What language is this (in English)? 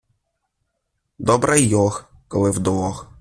Ukrainian